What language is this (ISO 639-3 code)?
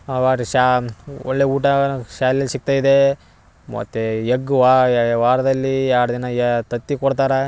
kan